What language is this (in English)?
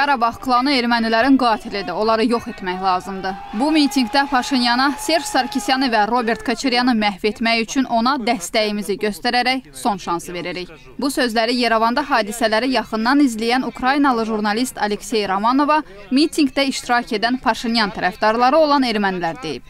Turkish